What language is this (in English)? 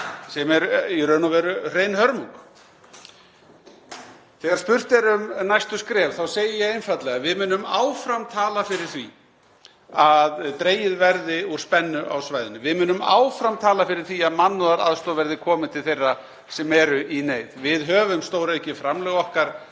Icelandic